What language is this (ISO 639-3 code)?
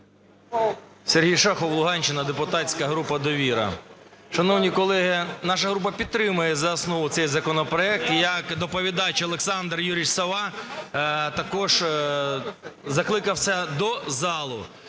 ukr